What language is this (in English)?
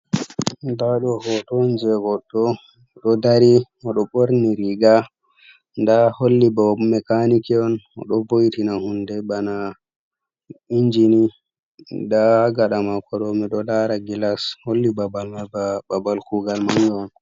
Fula